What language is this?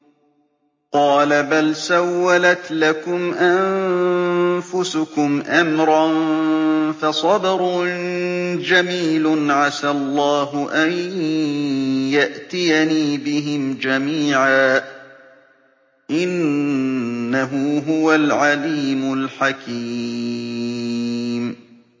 Arabic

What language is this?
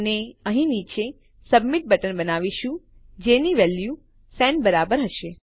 Gujarati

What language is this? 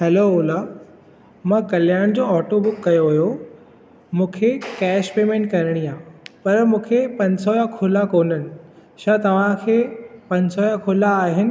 Sindhi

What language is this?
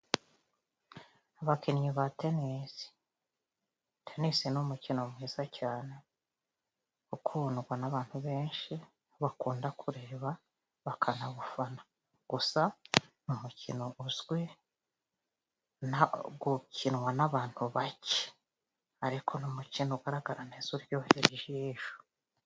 Kinyarwanda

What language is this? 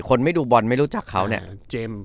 Thai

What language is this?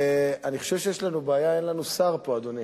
Hebrew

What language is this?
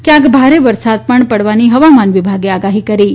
Gujarati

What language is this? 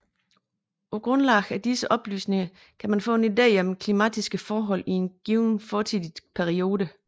Danish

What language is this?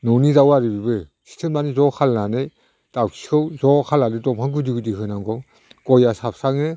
Bodo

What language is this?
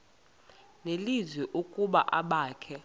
Xhosa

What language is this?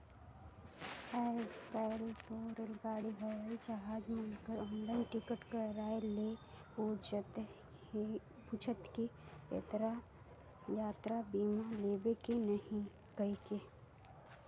Chhattisgarhi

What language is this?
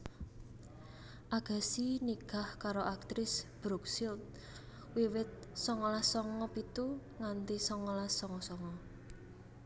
Javanese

